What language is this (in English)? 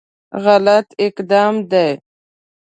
Pashto